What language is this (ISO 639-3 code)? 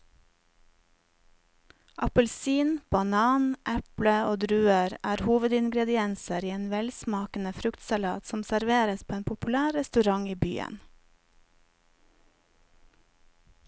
nor